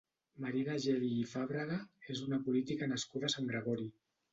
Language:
Catalan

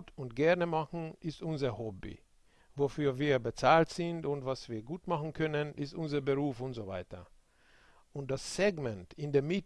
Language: German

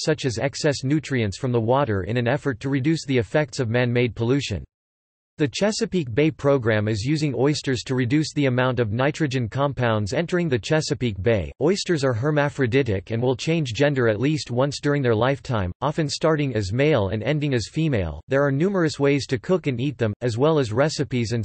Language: English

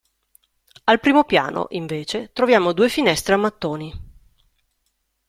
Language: Italian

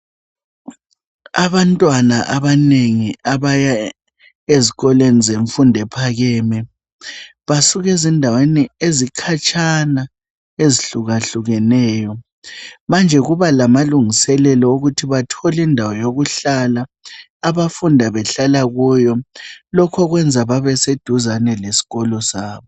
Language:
North Ndebele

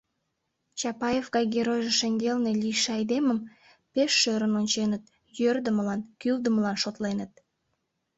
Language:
Mari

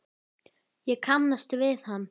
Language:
Icelandic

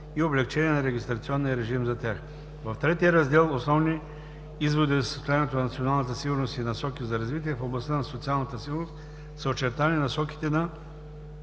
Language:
Bulgarian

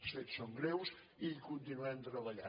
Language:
Catalan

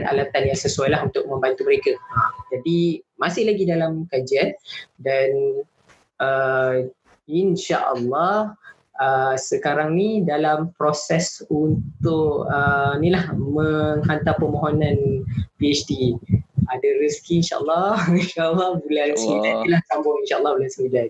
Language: Malay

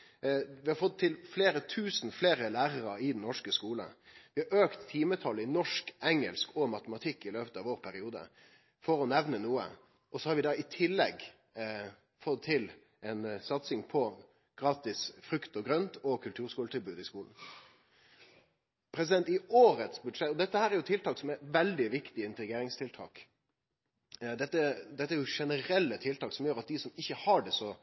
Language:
Norwegian Nynorsk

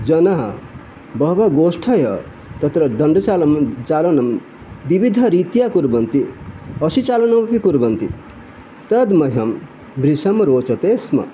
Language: Sanskrit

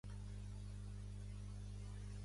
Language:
Catalan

